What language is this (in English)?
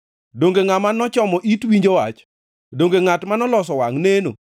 Luo (Kenya and Tanzania)